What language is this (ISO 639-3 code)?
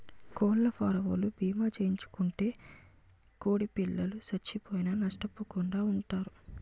tel